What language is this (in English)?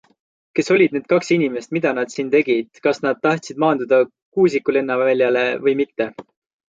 Estonian